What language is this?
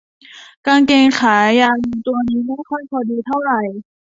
Thai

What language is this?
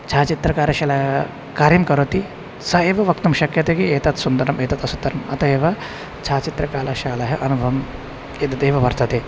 Sanskrit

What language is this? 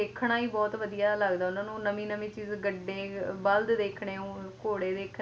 Punjabi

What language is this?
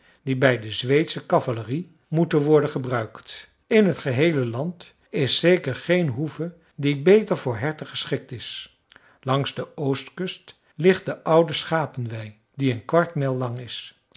Dutch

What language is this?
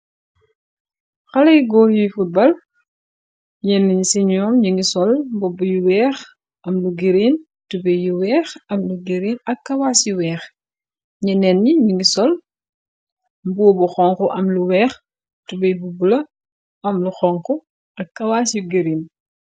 Wolof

